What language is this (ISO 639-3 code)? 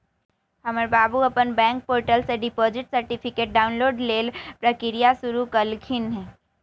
mag